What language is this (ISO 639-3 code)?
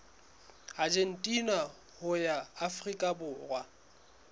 sot